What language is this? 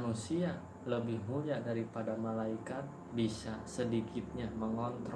Indonesian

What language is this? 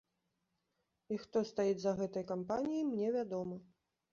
Belarusian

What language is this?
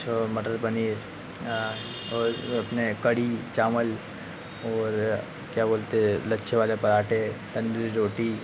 Hindi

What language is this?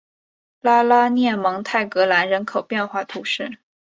Chinese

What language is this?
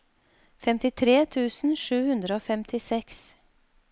Norwegian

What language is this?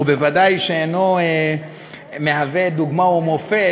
Hebrew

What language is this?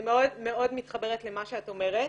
Hebrew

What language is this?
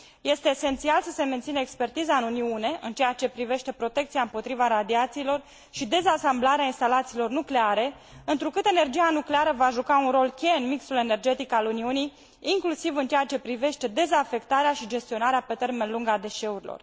Romanian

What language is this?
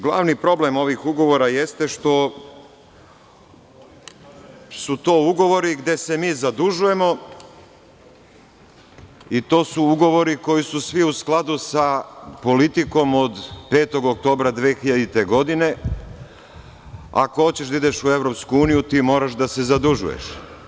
Serbian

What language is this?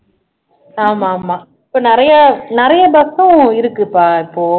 Tamil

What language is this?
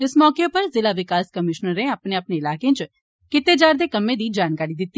Dogri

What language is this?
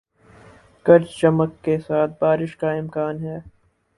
Urdu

